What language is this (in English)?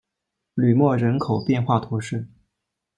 Chinese